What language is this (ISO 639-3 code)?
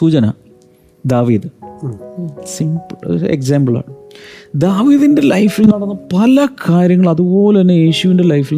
mal